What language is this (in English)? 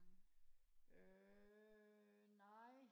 Danish